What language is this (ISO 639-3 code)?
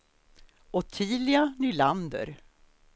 swe